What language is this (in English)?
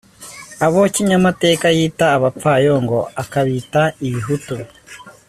Kinyarwanda